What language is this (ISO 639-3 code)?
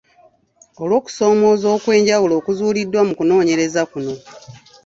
lug